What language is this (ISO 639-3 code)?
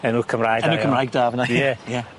cym